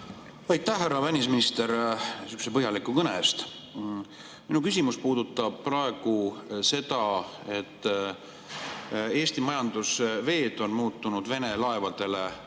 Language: Estonian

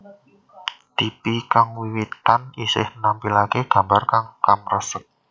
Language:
Javanese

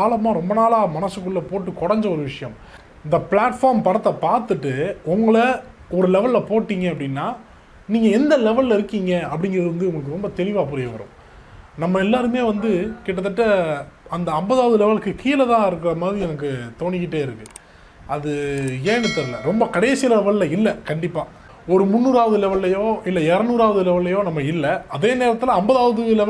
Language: Turkish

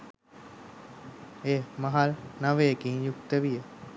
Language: Sinhala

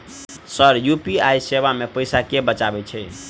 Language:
Maithili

